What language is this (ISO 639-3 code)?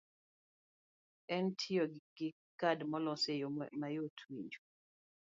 luo